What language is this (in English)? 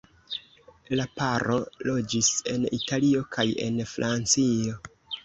Esperanto